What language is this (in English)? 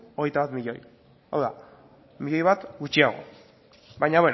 Basque